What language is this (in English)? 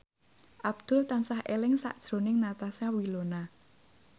Javanese